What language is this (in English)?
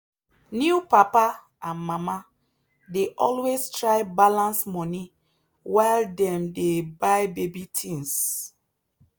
Nigerian Pidgin